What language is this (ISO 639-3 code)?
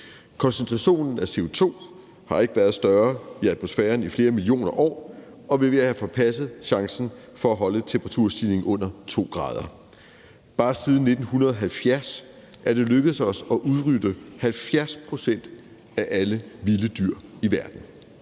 dan